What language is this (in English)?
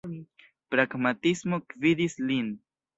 Esperanto